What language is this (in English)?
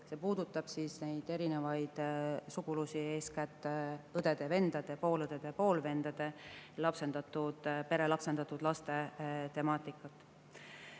Estonian